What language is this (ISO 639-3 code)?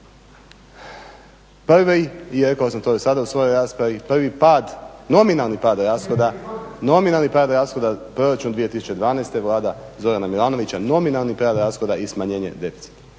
hrv